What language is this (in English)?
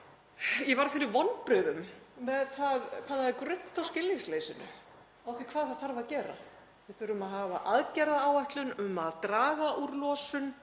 Icelandic